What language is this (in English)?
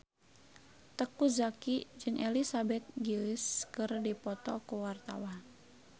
Sundanese